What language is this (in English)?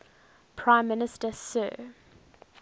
English